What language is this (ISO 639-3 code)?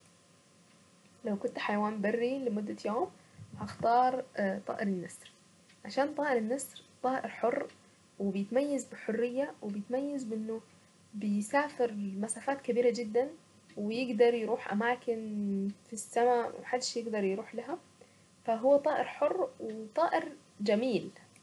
aec